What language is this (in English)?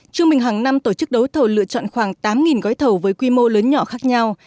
Vietnamese